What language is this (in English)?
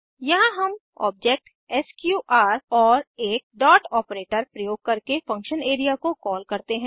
Hindi